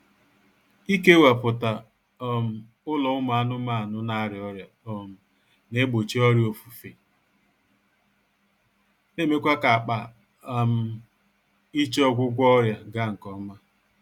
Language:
Igbo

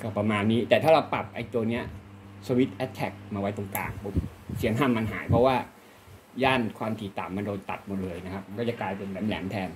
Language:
Thai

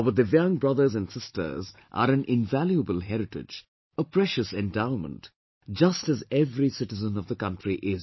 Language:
English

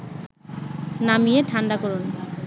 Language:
Bangla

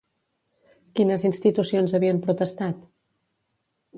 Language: Catalan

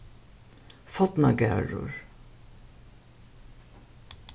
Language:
Faroese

